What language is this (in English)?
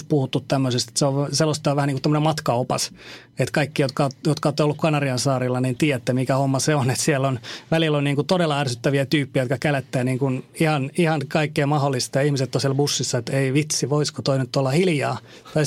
Finnish